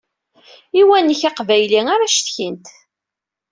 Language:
Kabyle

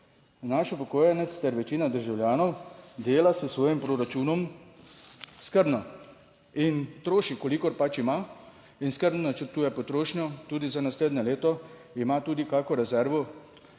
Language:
Slovenian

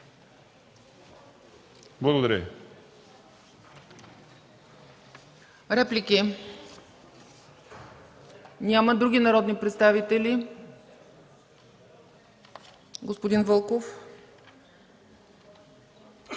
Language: Bulgarian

